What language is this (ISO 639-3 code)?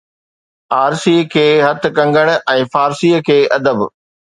snd